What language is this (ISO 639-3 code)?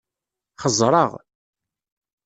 kab